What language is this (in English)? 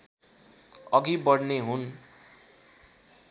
Nepali